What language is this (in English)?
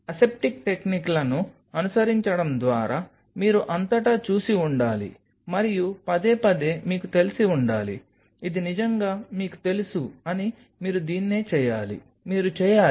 Telugu